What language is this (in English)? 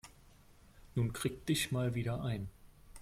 German